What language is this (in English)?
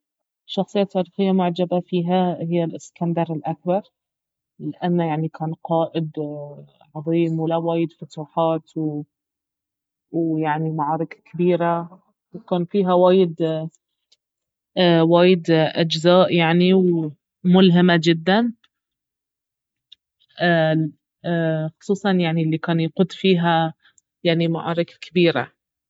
Baharna Arabic